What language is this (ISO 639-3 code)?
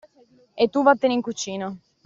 ita